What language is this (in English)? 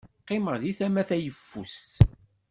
Kabyle